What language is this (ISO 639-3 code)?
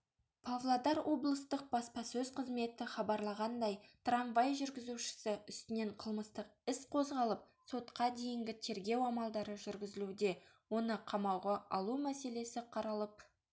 kaz